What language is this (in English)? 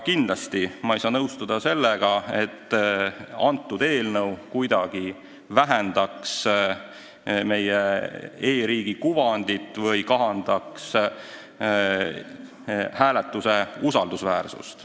Estonian